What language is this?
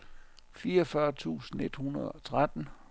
Danish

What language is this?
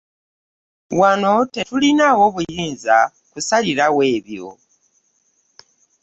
Ganda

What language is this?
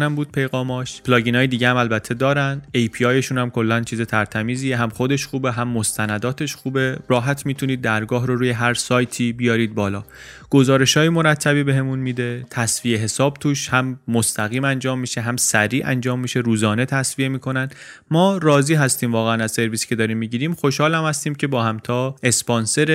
Persian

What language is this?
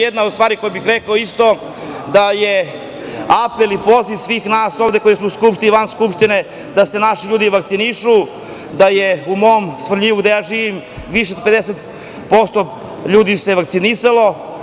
Serbian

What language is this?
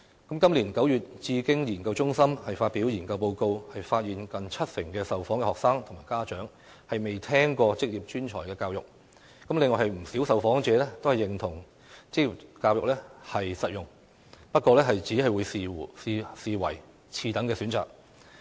Cantonese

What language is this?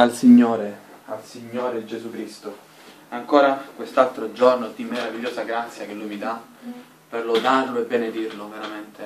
Italian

